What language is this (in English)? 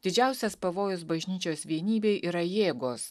Lithuanian